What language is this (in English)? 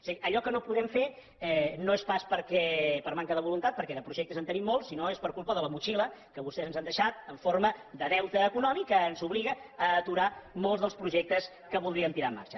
Catalan